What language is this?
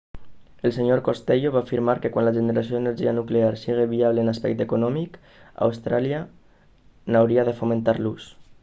Catalan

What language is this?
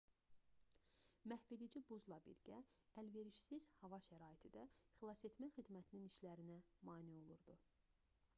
Azerbaijani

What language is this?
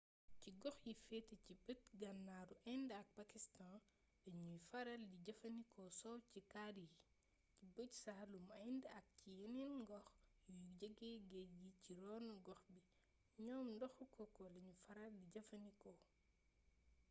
Wolof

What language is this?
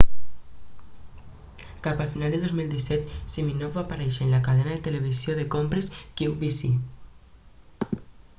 Catalan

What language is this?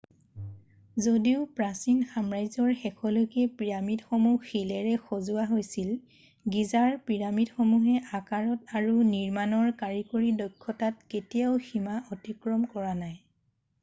Assamese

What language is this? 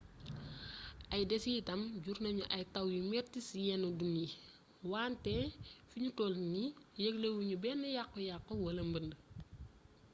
Wolof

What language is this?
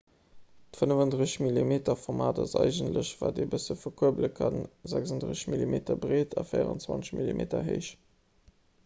Luxembourgish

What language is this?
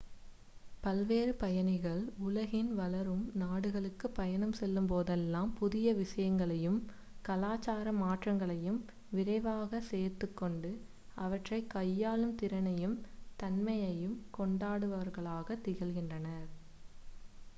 Tamil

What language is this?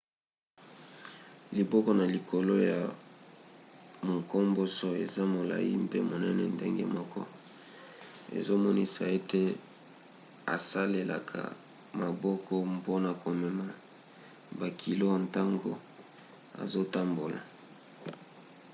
Lingala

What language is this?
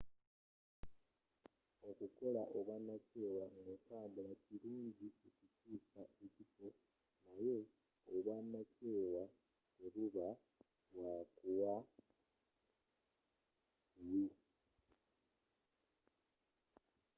Ganda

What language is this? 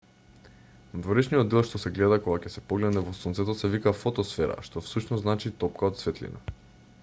Macedonian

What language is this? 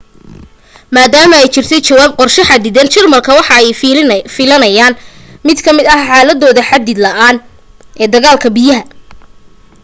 Somali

